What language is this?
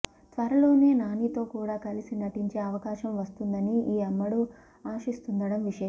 Telugu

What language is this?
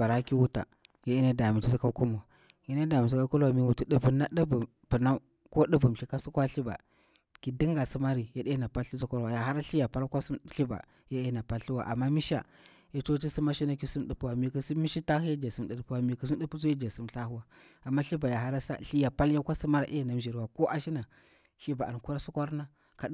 Bura-Pabir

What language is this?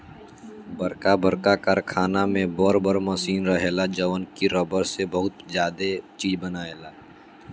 Bhojpuri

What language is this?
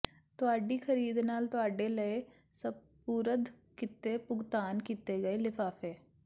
Punjabi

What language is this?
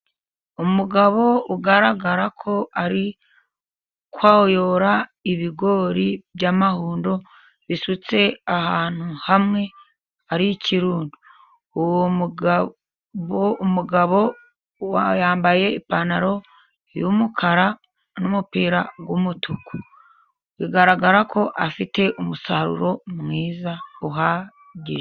Kinyarwanda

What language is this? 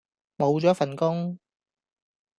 Cantonese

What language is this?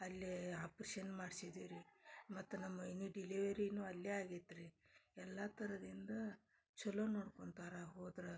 Kannada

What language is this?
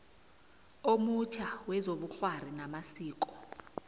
South Ndebele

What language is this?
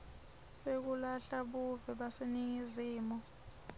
Swati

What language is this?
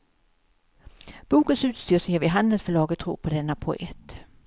Swedish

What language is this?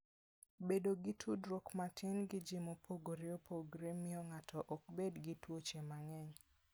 Luo (Kenya and Tanzania)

